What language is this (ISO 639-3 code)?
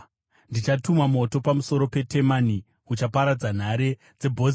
sna